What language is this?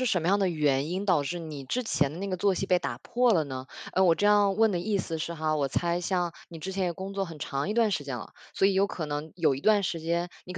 Chinese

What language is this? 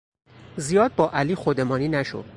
Persian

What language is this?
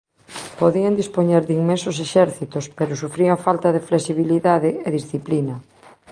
Galician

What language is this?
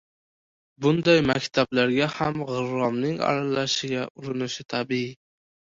Uzbek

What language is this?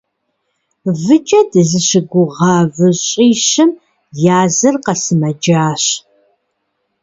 Kabardian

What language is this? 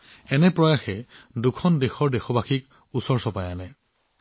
Assamese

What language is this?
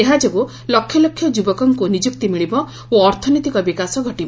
Odia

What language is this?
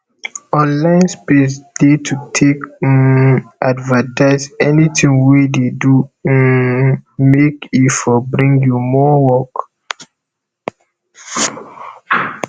Nigerian Pidgin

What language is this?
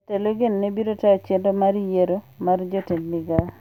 Luo (Kenya and Tanzania)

